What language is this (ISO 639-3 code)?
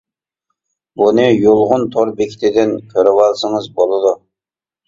uig